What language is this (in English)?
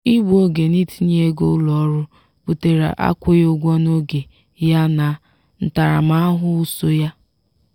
Igbo